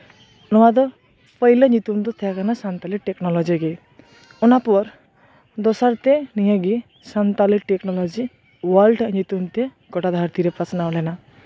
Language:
Santali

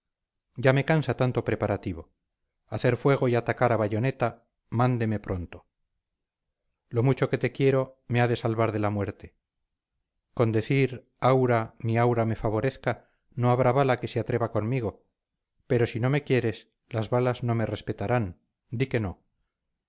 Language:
Spanish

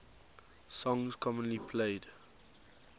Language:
English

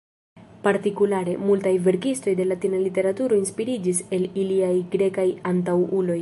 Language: Esperanto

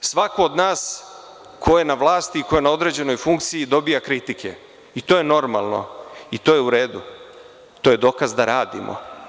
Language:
Serbian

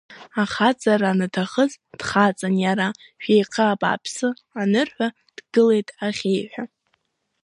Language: Abkhazian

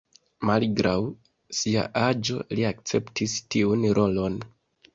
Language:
Esperanto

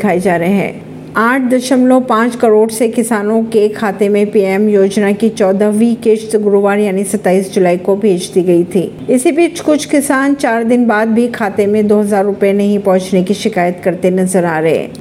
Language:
Hindi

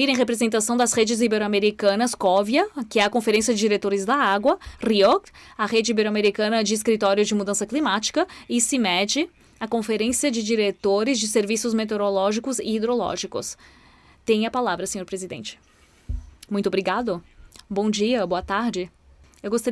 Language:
Portuguese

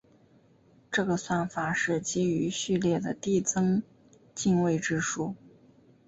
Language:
Chinese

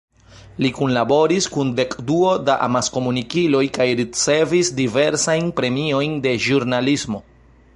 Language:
Esperanto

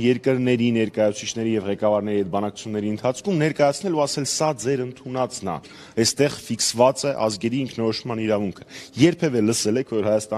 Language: Romanian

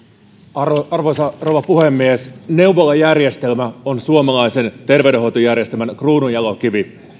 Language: Finnish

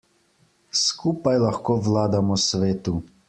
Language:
Slovenian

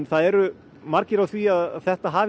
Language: Icelandic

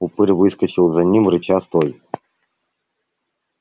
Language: Russian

